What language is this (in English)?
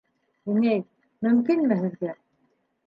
Bashkir